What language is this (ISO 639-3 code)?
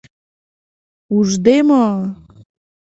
chm